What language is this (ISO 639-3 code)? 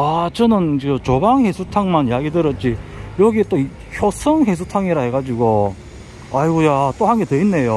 kor